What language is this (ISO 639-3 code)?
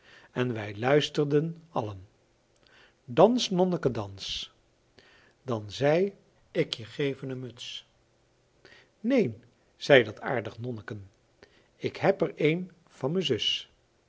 nld